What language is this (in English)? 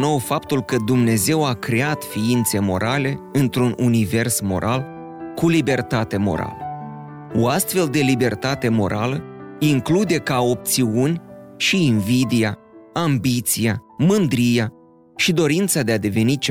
Romanian